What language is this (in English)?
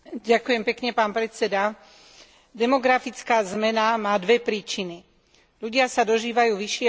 Slovak